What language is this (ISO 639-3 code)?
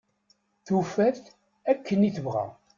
kab